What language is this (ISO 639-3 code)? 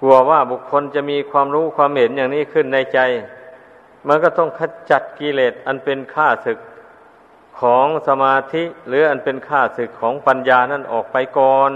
tha